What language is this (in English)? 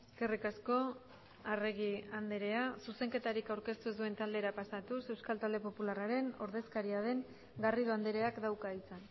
Basque